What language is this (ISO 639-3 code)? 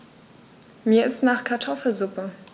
deu